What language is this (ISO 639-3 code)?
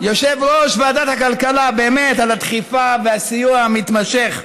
heb